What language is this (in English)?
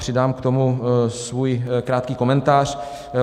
Czech